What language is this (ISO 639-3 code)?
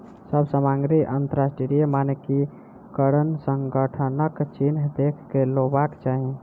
mai